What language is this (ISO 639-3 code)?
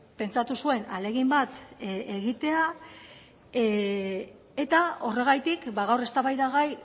eus